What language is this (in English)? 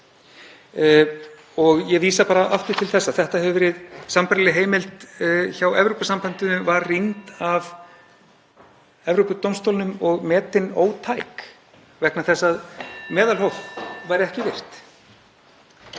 Icelandic